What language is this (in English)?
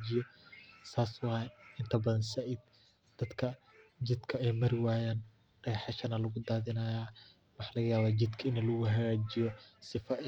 Somali